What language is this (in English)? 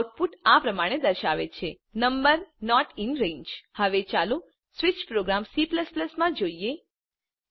Gujarati